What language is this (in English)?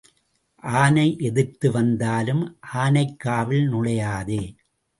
Tamil